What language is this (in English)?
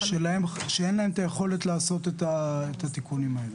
Hebrew